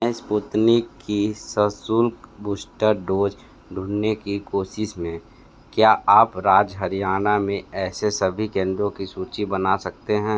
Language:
Hindi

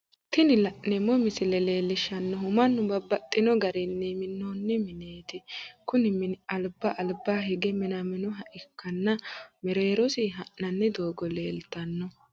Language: Sidamo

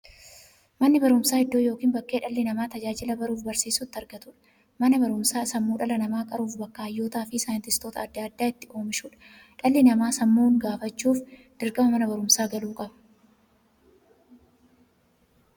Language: Oromo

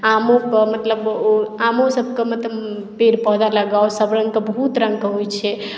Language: Maithili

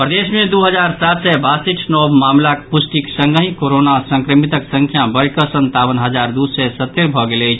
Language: Maithili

